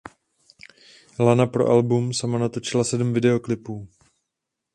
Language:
Czech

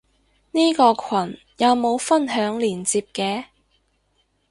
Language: Cantonese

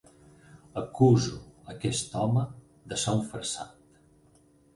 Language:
Catalan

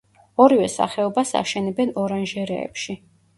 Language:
Georgian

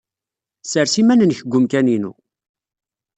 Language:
Kabyle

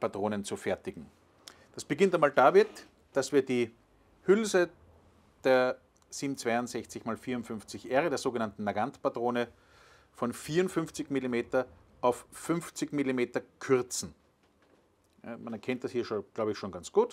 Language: German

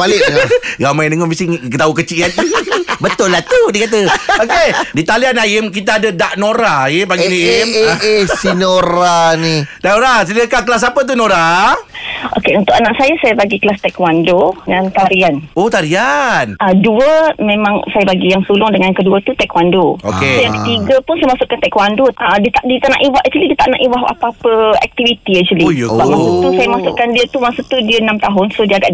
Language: Malay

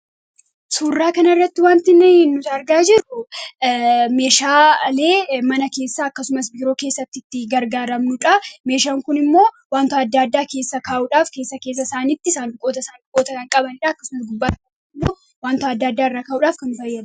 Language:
Oromo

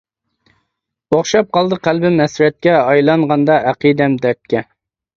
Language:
Uyghur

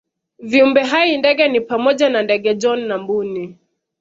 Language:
Swahili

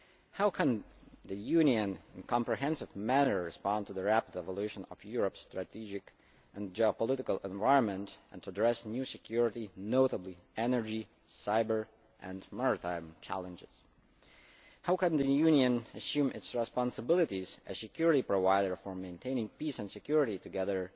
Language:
English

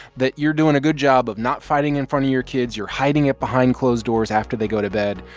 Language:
English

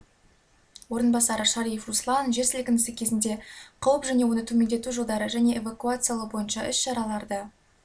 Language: Kazakh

